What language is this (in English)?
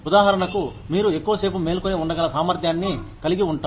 Telugu